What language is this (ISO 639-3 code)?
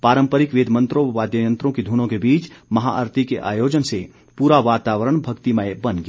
hin